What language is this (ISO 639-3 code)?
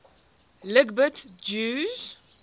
eng